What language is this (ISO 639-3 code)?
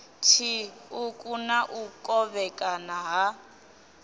ven